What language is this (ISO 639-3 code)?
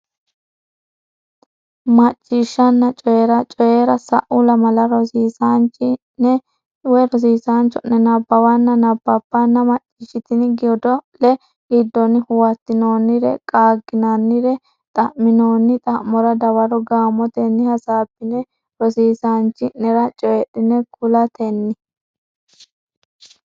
sid